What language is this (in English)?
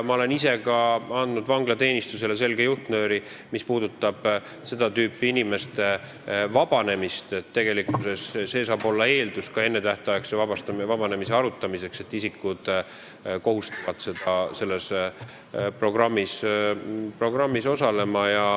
Estonian